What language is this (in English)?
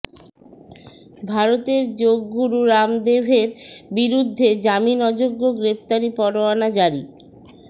Bangla